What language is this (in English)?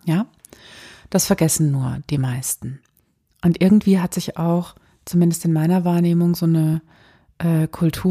German